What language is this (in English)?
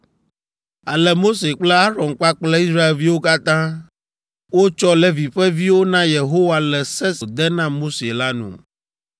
Ewe